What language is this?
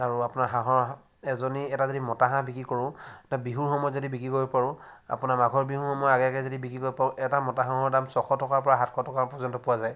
Assamese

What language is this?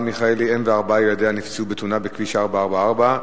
Hebrew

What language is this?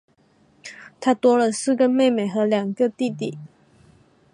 Chinese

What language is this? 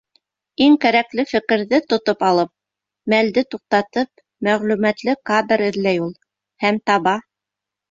Bashkir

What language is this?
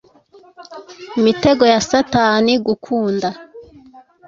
Kinyarwanda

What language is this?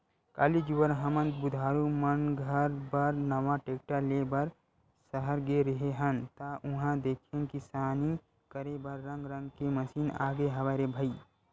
Chhattisgarhi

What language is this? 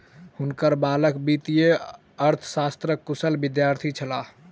Maithili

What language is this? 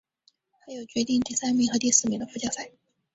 Chinese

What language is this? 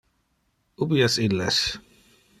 Interlingua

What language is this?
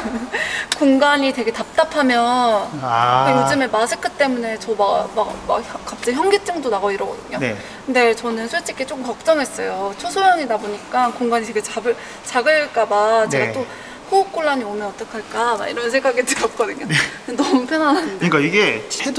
Korean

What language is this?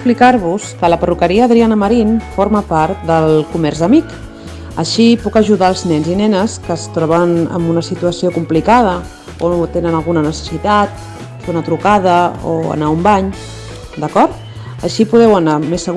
Catalan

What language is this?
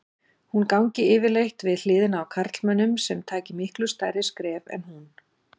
Icelandic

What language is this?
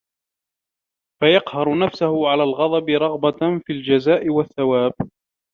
Arabic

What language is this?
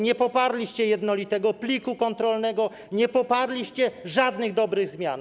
Polish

